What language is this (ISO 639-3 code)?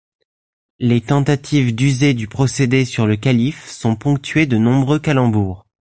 fra